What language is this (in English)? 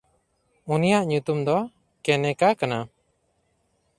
Santali